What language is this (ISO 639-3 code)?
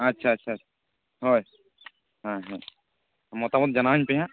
sat